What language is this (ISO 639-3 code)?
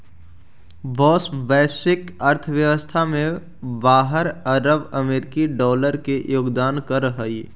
mag